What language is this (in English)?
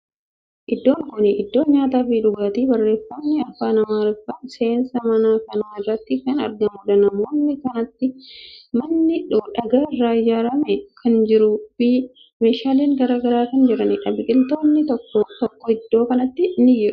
Oromo